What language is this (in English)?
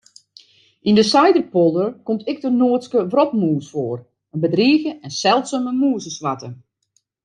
Western Frisian